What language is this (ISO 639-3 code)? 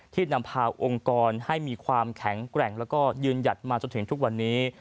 tha